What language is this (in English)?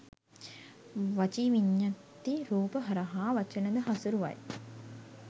Sinhala